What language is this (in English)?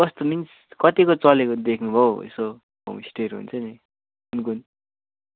Nepali